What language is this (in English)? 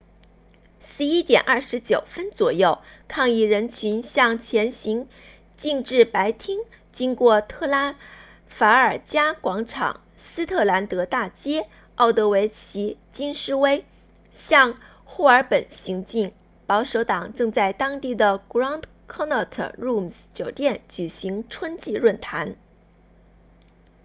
Chinese